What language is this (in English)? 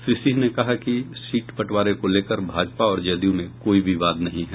Hindi